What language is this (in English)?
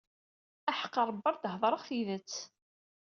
Kabyle